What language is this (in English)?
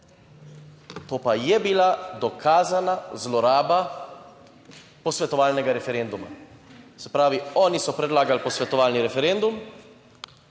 Slovenian